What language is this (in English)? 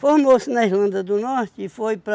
Portuguese